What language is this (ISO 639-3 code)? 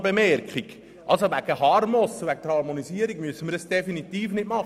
gsw